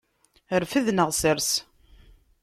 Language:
Kabyle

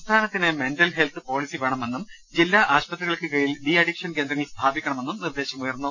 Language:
Malayalam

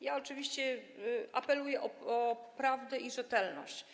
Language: Polish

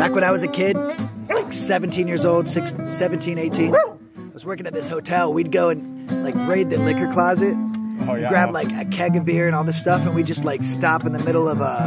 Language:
English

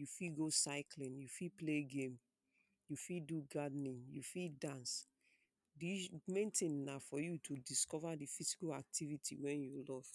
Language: Nigerian Pidgin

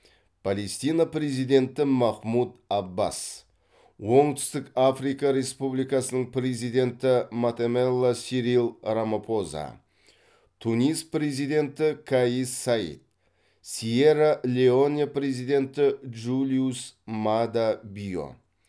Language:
Kazakh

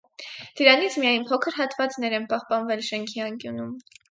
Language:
Armenian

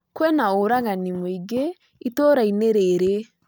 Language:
Kikuyu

